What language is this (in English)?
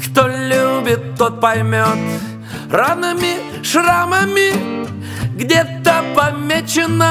Russian